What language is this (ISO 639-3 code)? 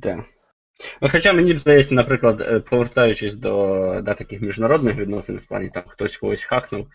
ukr